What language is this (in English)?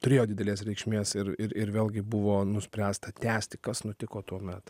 Lithuanian